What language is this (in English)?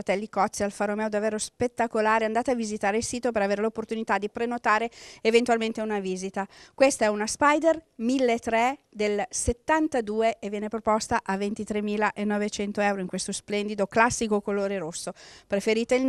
Italian